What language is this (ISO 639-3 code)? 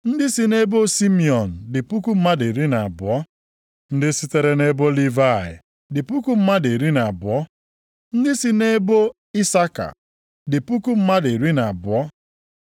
ibo